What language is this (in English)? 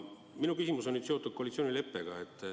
Estonian